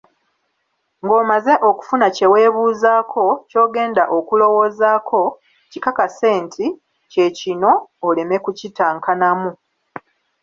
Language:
Ganda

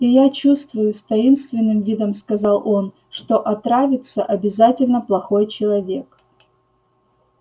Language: Russian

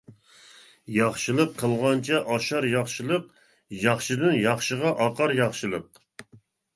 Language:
Uyghur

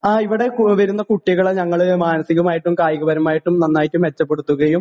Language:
Malayalam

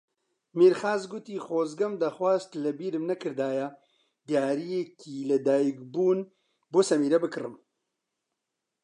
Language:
Central Kurdish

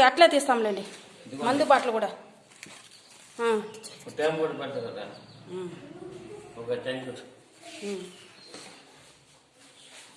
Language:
Indonesian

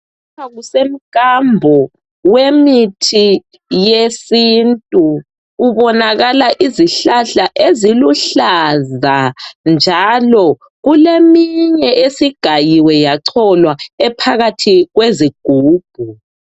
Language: North Ndebele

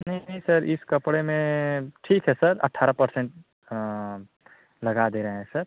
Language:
Hindi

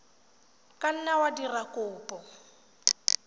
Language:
Tswana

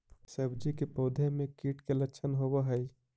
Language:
Magahi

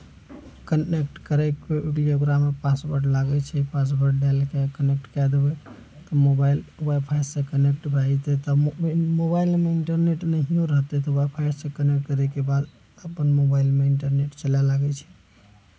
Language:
Maithili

